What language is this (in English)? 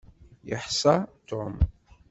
Kabyle